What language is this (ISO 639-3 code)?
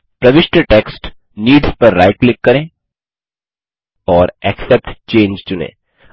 hin